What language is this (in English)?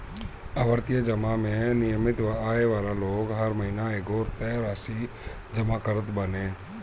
Bhojpuri